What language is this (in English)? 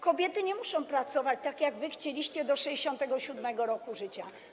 Polish